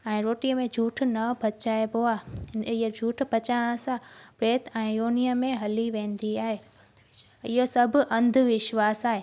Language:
Sindhi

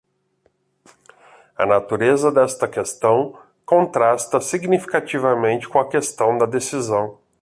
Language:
Portuguese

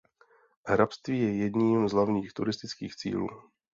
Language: Czech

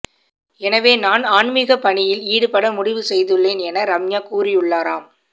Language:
Tamil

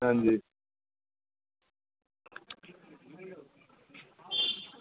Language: Dogri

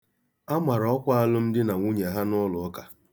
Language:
Igbo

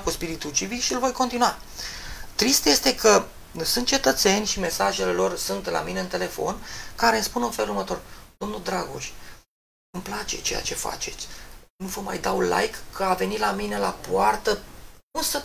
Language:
Romanian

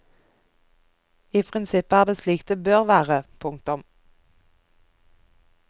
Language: Norwegian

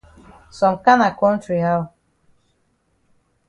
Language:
Cameroon Pidgin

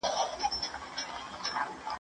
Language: Pashto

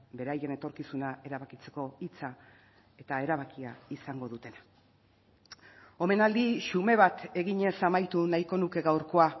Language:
Basque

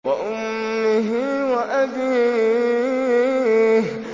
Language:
Arabic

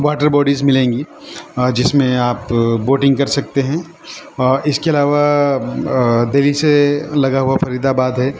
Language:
Urdu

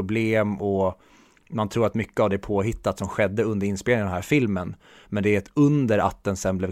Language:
Swedish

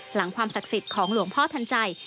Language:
Thai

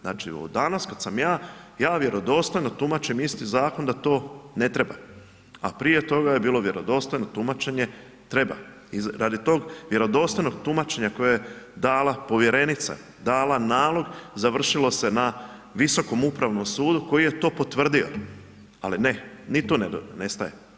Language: Croatian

